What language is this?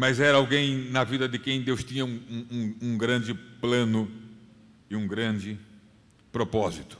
Portuguese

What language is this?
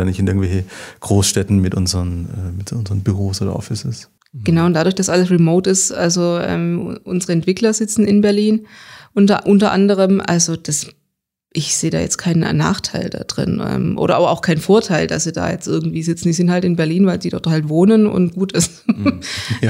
German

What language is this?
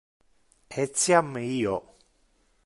Interlingua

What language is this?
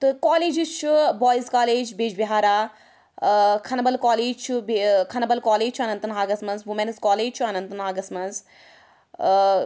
Kashmiri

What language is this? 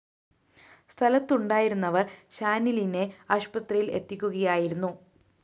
Malayalam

